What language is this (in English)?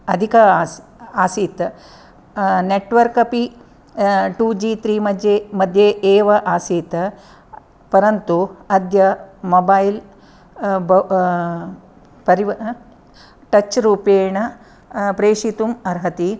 Sanskrit